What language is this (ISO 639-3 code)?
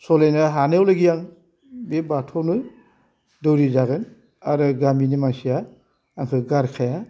brx